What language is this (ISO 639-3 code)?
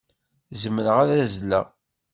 kab